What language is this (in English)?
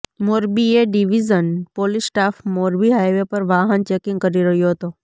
Gujarati